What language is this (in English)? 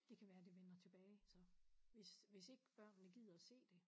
Danish